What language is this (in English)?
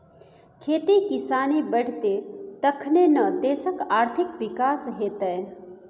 Maithili